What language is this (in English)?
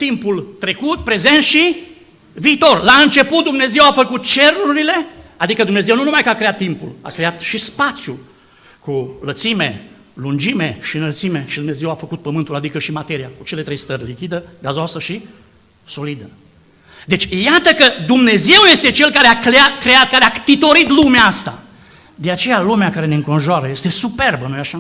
Romanian